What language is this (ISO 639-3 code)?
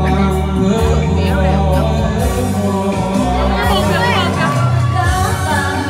vie